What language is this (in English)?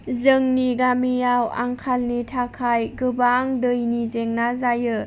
Bodo